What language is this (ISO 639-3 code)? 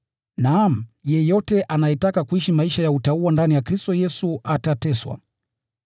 swa